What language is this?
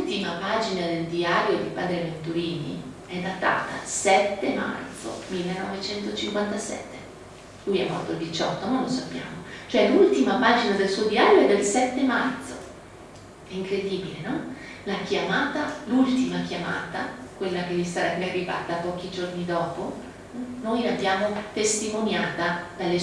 Italian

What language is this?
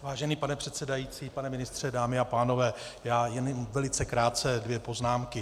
Czech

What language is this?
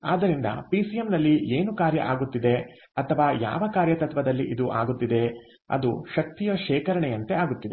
Kannada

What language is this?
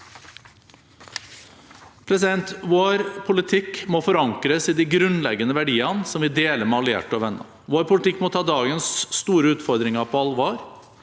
Norwegian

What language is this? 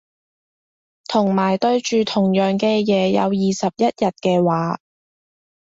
Cantonese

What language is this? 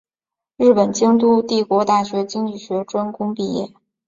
Chinese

